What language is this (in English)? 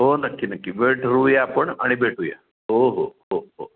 Marathi